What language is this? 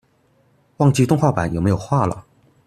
Chinese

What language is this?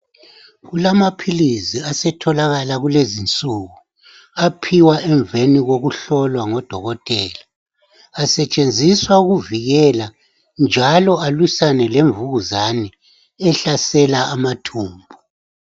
North Ndebele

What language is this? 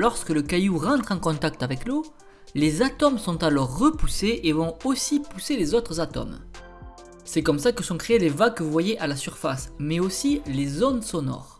French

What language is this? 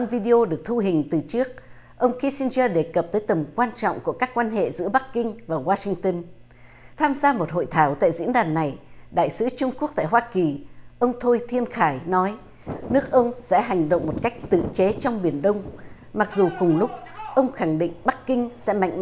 Vietnamese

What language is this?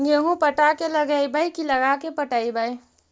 Magahi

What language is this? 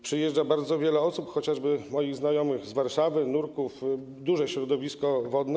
Polish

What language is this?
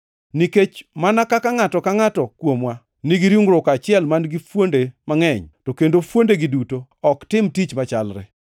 Luo (Kenya and Tanzania)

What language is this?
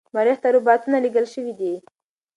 Pashto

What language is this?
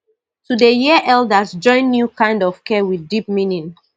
Nigerian Pidgin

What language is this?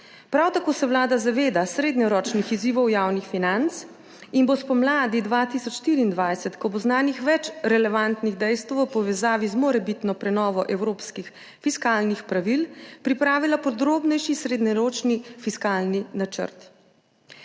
Slovenian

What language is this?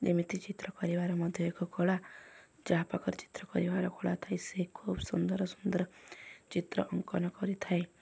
Odia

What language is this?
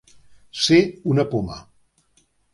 Catalan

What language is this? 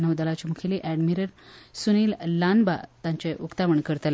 Konkani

